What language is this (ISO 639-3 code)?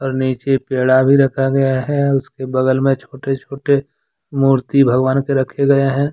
hin